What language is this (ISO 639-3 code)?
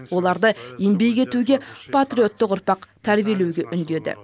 kaz